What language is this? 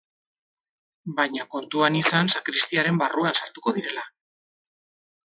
Basque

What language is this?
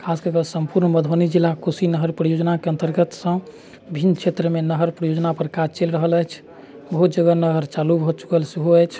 Maithili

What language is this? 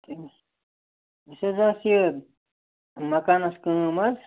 Kashmiri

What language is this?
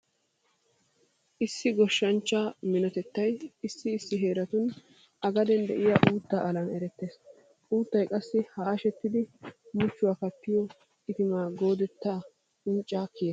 Wolaytta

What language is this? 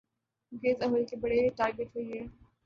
Urdu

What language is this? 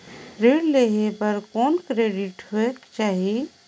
Chhattisgarhi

